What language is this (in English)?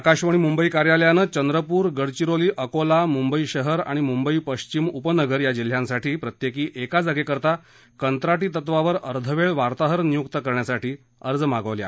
Marathi